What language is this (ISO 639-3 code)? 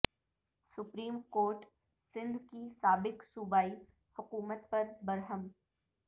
urd